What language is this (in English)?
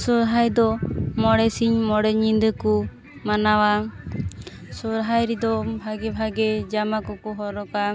Santali